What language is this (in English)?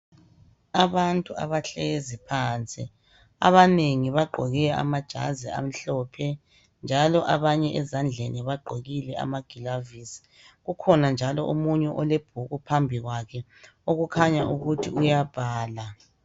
North Ndebele